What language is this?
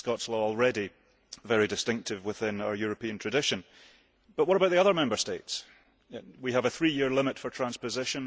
English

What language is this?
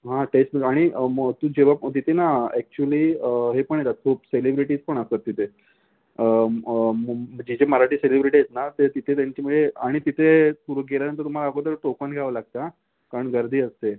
Marathi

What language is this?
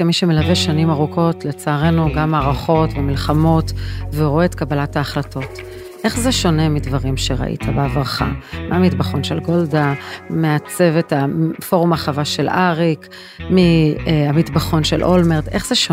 Hebrew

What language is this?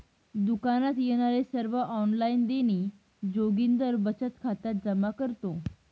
Marathi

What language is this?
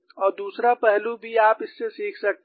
Hindi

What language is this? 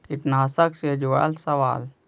Magahi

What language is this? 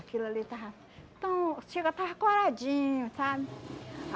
Portuguese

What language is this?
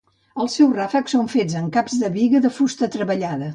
Catalan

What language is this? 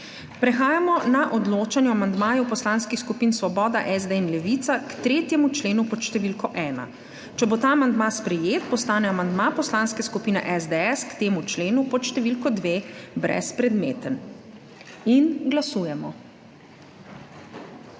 Slovenian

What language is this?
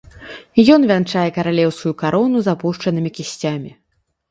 Belarusian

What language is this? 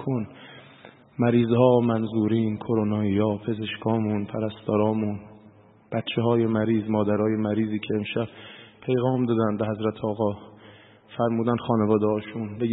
Persian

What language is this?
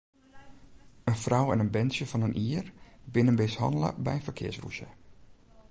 Western Frisian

